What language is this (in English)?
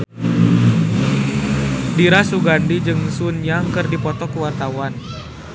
Sundanese